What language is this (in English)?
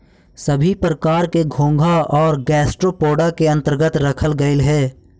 Magahi